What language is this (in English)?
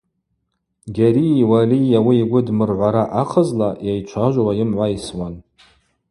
Abaza